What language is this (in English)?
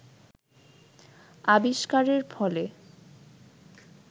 Bangla